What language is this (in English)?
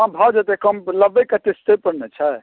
Maithili